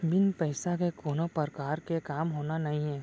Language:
Chhattisgarhi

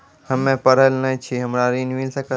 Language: Maithili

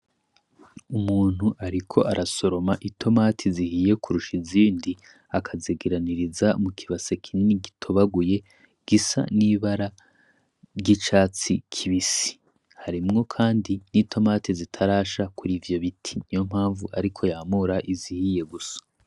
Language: Rundi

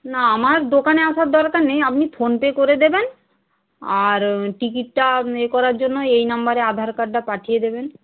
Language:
Bangla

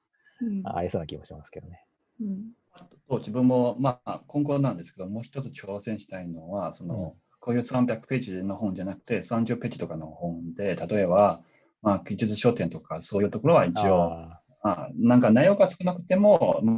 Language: Japanese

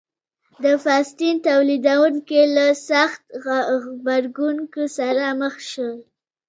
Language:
Pashto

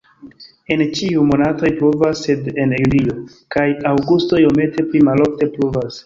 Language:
Esperanto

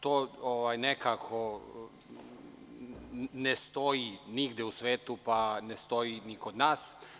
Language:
Serbian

